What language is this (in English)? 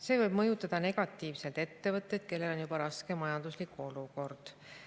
Estonian